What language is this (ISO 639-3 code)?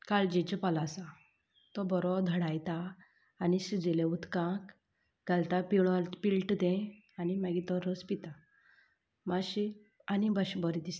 kok